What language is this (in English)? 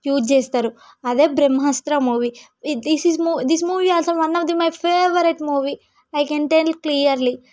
Telugu